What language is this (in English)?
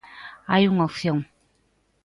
Galician